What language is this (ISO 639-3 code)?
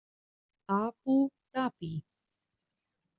isl